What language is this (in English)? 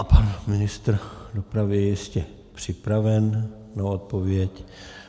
Czech